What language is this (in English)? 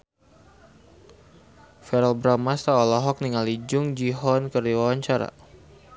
Sundanese